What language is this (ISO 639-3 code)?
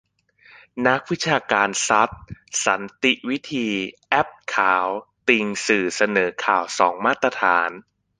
tha